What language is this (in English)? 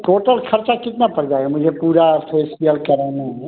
Hindi